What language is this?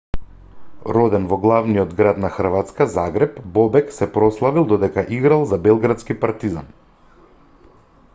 Macedonian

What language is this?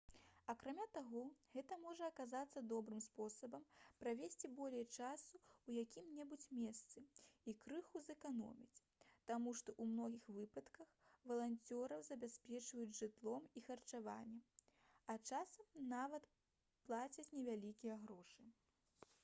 Belarusian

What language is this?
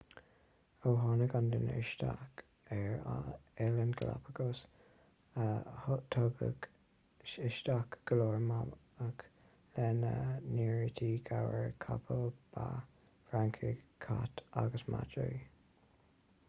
Irish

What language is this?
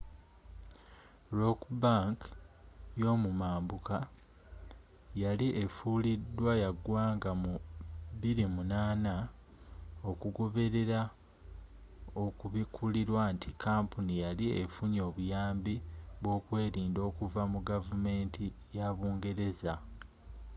Ganda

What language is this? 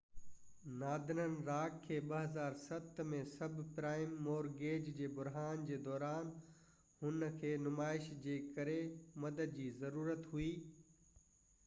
Sindhi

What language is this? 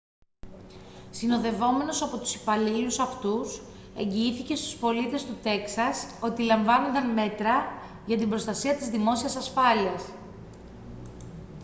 Greek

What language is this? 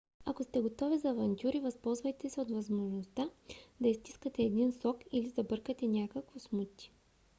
Bulgarian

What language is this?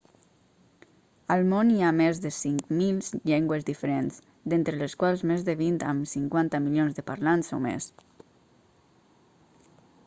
Catalan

